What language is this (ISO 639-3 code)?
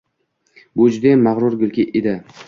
uzb